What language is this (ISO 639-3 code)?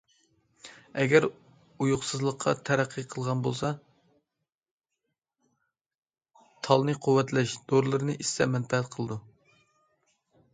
uig